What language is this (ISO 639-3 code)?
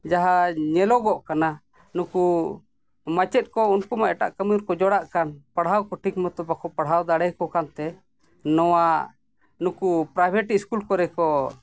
sat